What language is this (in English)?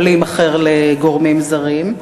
Hebrew